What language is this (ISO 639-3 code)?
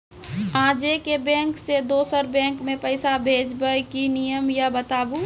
mai